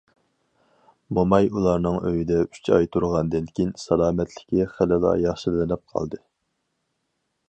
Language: Uyghur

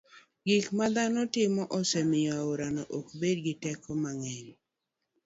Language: Luo (Kenya and Tanzania)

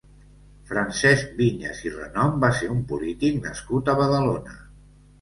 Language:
Catalan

